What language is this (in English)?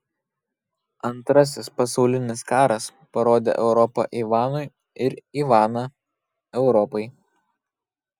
Lithuanian